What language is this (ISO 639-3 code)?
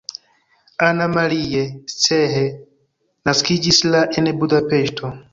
epo